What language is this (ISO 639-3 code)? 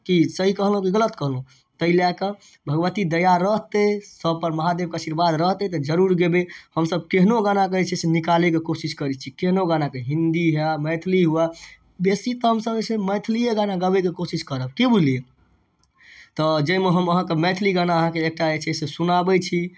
mai